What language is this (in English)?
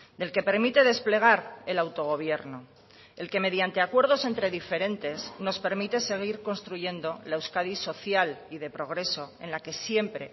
Spanish